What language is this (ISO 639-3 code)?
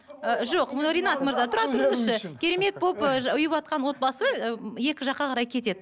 kaz